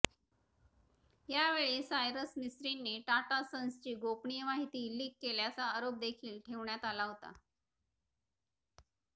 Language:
Marathi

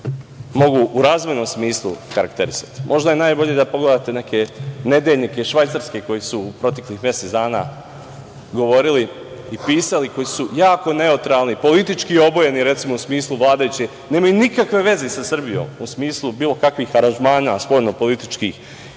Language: Serbian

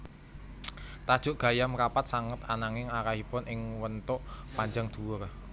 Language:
Javanese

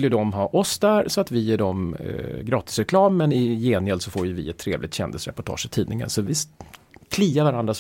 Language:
Swedish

